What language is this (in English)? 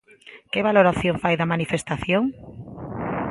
Galician